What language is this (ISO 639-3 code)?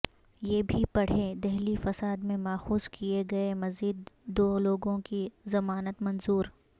urd